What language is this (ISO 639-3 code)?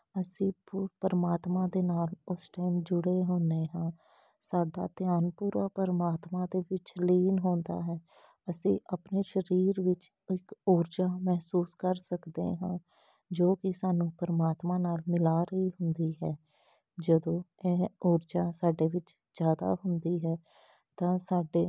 pan